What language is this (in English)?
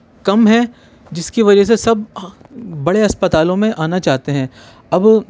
Urdu